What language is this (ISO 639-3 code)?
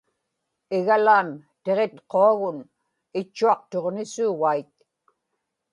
ipk